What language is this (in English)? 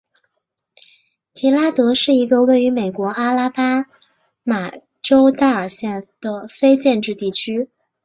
Chinese